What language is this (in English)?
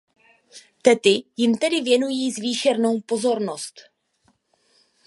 Czech